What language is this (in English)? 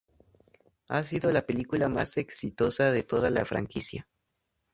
Spanish